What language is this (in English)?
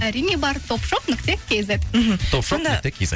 Kazakh